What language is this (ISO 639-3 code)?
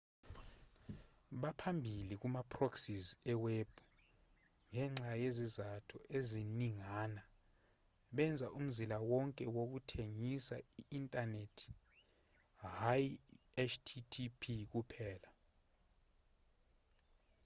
zul